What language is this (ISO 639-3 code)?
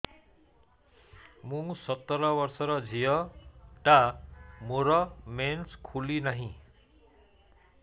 ori